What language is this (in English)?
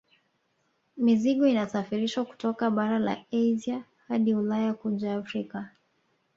Swahili